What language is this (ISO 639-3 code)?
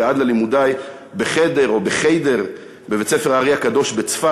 heb